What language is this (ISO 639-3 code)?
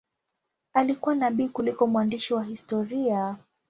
swa